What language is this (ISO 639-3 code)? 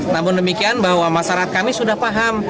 ind